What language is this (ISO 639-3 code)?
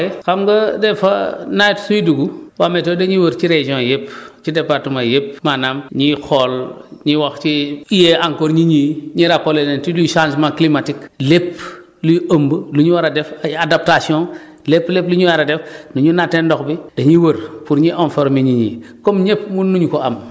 wol